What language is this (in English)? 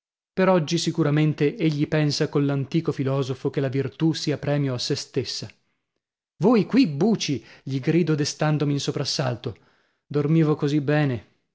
Italian